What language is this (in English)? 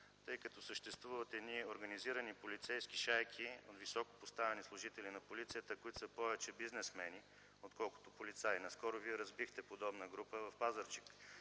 Bulgarian